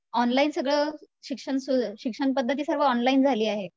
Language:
Marathi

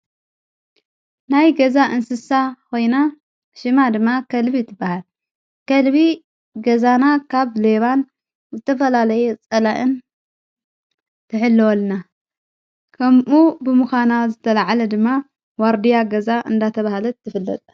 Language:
Tigrinya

